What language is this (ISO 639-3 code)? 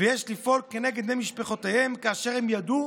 heb